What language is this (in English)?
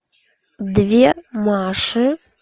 Russian